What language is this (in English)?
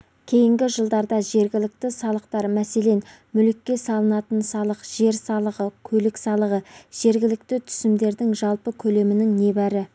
Kazakh